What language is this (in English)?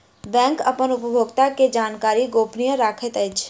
Maithili